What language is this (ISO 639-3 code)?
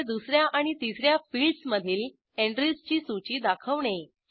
mar